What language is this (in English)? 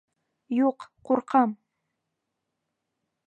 Bashkir